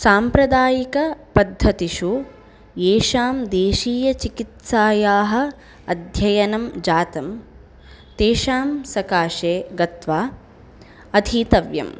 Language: Sanskrit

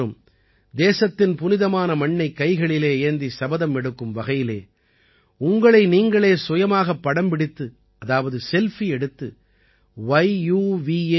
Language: Tamil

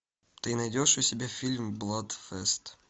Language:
Russian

